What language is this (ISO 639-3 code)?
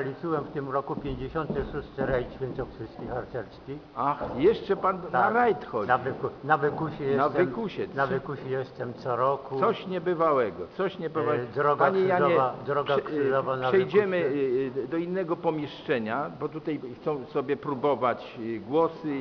pol